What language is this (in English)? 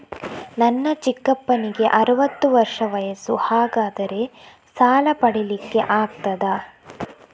Kannada